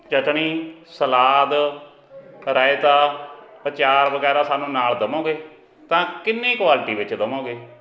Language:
Punjabi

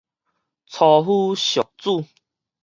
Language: Min Nan Chinese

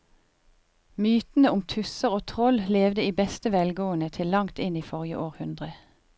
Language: Norwegian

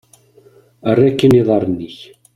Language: Kabyle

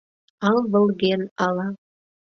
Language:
Mari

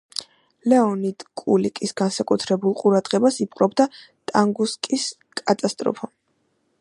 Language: Georgian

